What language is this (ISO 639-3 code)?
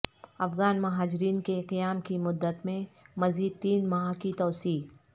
urd